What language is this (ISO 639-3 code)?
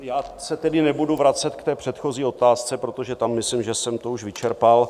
ces